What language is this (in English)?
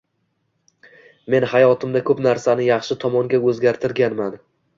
Uzbek